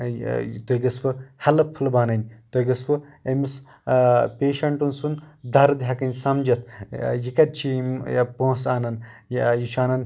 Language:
Kashmiri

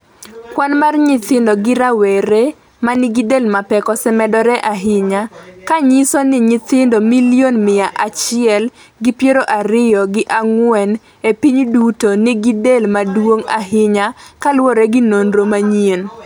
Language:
Luo (Kenya and Tanzania)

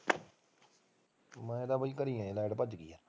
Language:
Punjabi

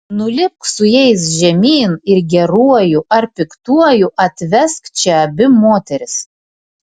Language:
Lithuanian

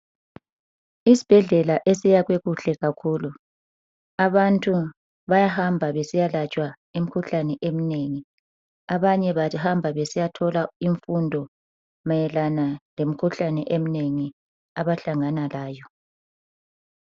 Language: North Ndebele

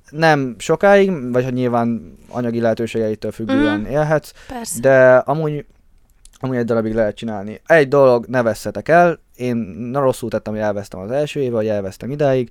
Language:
Hungarian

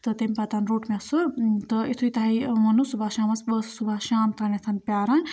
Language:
Kashmiri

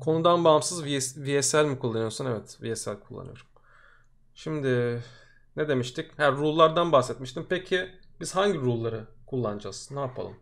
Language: Turkish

